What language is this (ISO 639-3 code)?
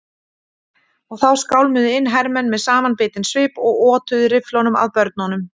isl